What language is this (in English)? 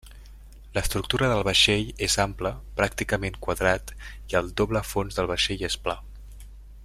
Catalan